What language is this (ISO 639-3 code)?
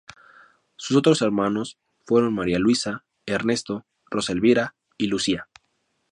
spa